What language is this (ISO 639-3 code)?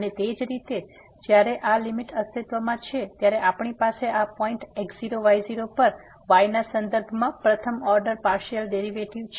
guj